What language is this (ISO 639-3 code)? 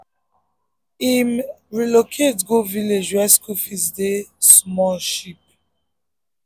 pcm